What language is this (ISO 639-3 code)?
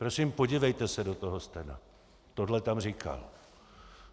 ces